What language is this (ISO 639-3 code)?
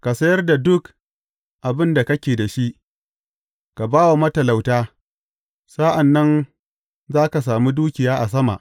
hau